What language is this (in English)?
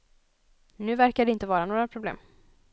Swedish